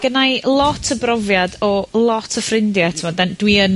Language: Welsh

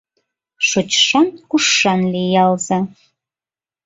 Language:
Mari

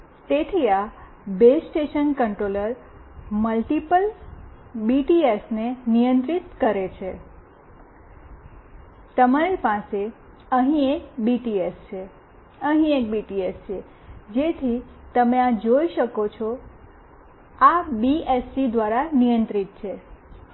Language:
Gujarati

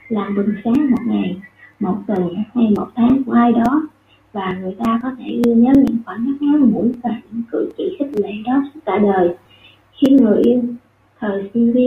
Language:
Vietnamese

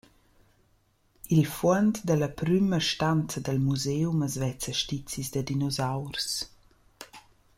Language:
Romansh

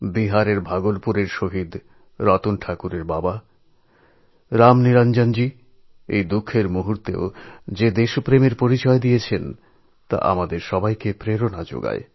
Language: Bangla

